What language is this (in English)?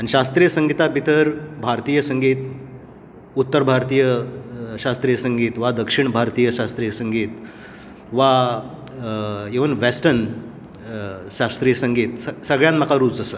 Konkani